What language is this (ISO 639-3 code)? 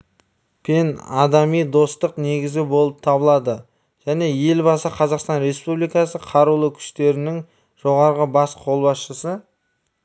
kaz